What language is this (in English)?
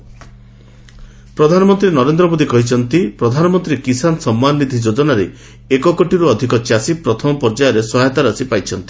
Odia